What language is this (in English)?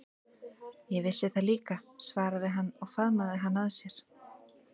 Icelandic